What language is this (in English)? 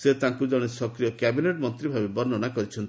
Odia